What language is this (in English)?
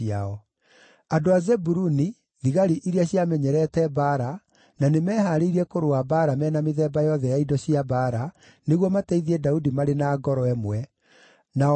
Kikuyu